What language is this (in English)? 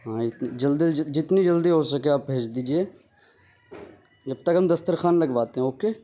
Urdu